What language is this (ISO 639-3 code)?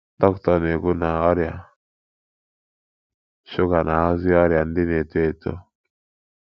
ibo